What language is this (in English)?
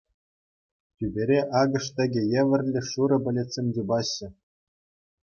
Chuvash